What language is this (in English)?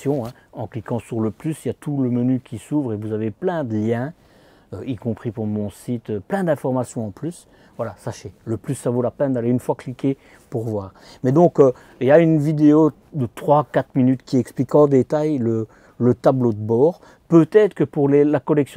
French